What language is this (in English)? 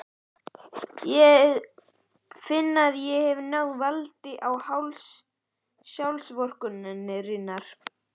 Icelandic